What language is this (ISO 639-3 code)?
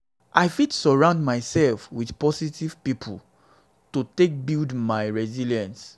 pcm